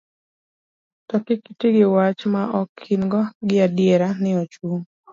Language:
Luo (Kenya and Tanzania)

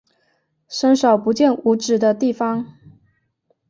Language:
Chinese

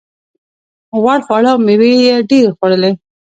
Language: Pashto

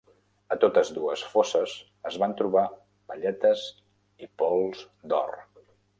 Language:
Catalan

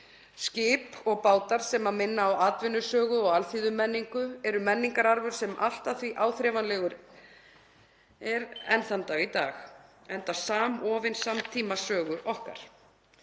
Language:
Icelandic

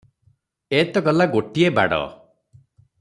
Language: Odia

